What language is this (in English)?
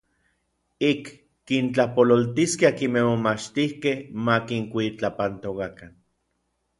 Orizaba Nahuatl